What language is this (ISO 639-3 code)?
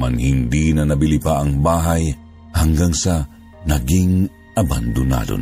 fil